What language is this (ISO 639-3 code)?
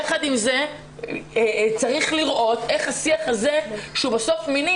heb